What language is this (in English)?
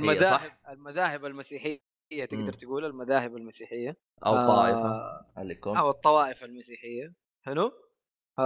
Arabic